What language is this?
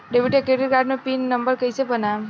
Bhojpuri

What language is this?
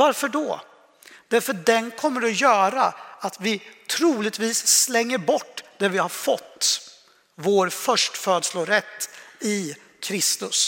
Swedish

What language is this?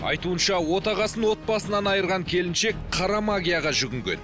Kazakh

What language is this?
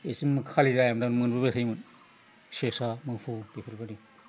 Bodo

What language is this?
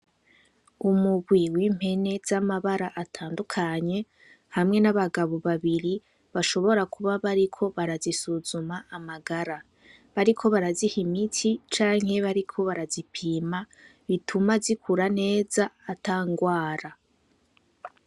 Rundi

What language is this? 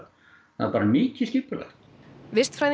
Icelandic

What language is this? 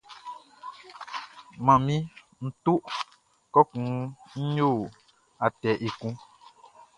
Baoulé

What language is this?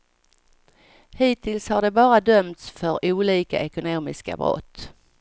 Swedish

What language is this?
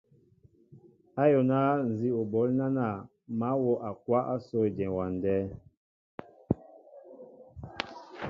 Mbo (Cameroon)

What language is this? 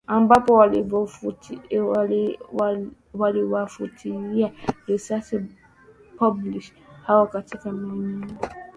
Swahili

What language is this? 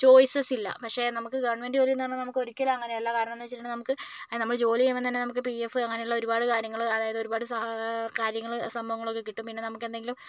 Malayalam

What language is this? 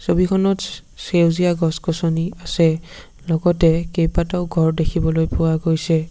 Assamese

